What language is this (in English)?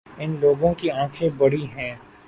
Urdu